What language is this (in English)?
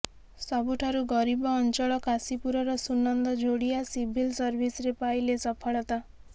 Odia